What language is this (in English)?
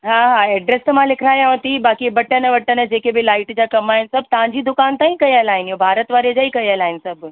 Sindhi